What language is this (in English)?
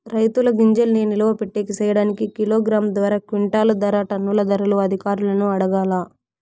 Telugu